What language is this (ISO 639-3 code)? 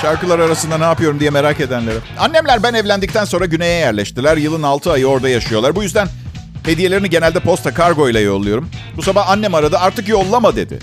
tur